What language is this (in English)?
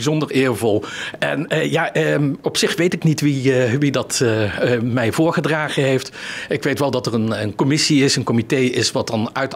Dutch